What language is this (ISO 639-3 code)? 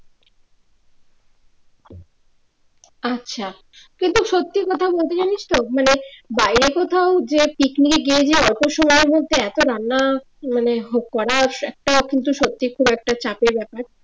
ben